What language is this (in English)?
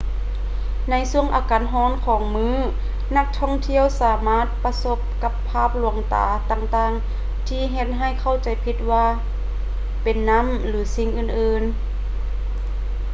Lao